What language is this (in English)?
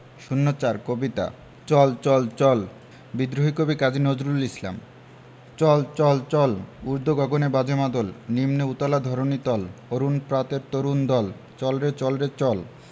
Bangla